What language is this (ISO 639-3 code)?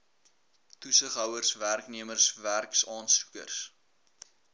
afr